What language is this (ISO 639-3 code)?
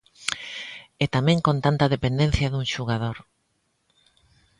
glg